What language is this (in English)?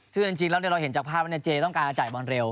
Thai